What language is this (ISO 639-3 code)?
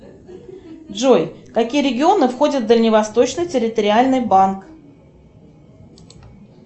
rus